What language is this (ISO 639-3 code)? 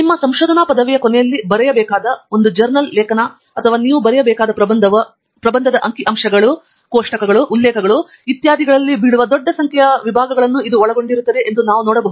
kan